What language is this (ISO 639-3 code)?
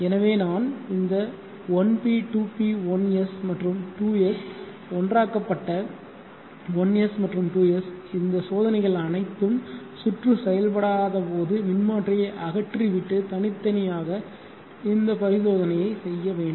tam